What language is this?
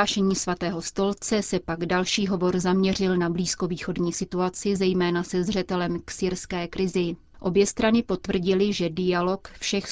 Czech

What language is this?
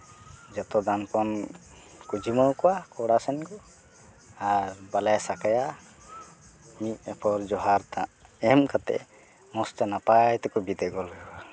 Santali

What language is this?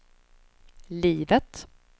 Swedish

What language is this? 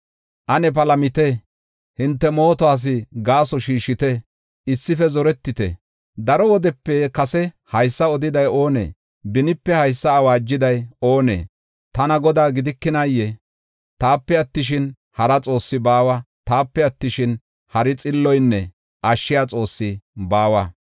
Gofa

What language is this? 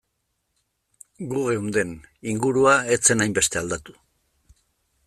Basque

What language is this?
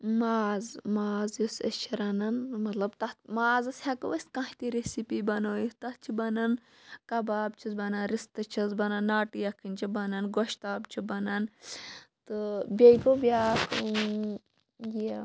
Kashmiri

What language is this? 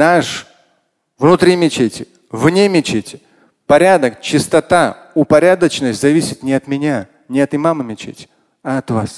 Russian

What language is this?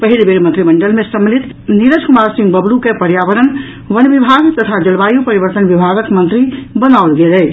Maithili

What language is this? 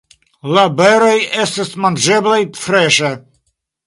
Esperanto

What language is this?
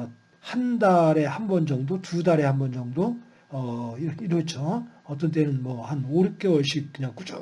Korean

